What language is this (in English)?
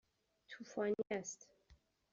Persian